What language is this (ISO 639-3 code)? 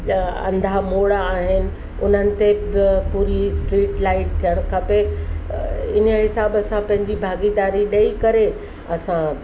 snd